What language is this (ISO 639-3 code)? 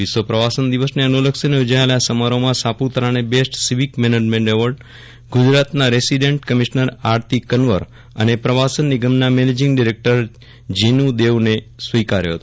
guj